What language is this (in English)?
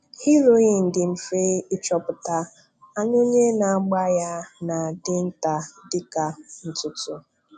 Igbo